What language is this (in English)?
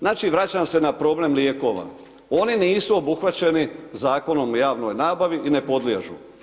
Croatian